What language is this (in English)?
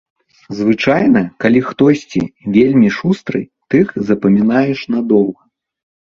Belarusian